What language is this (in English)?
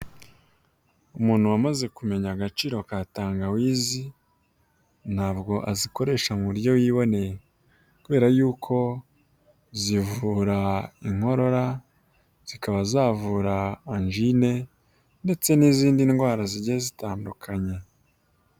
Kinyarwanda